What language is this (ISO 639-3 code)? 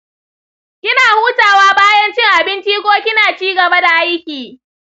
hau